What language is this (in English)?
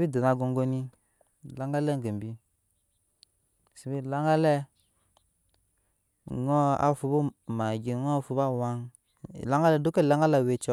Nyankpa